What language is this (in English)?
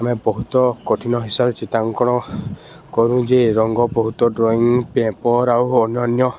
Odia